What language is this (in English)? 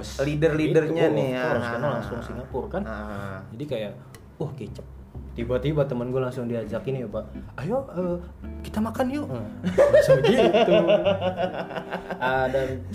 Indonesian